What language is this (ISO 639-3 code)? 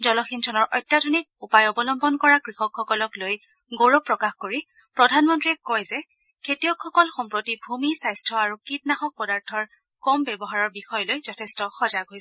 asm